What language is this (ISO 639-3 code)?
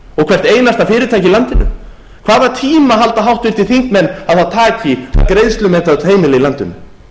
isl